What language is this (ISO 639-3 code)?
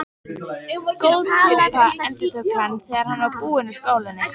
isl